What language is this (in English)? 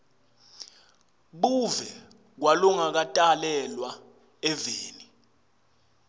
Swati